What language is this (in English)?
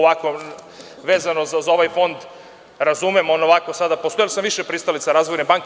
Serbian